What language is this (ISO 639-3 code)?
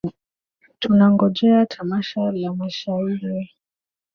swa